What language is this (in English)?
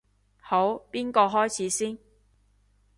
Cantonese